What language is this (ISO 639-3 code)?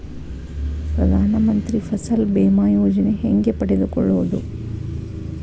kan